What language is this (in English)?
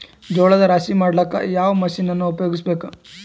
Kannada